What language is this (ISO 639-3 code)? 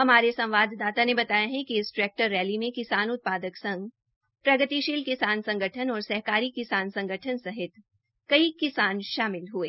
hin